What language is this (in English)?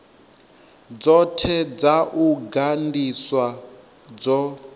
Venda